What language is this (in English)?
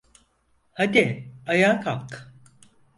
Turkish